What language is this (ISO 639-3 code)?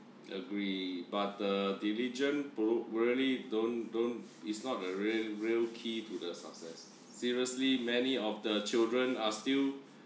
eng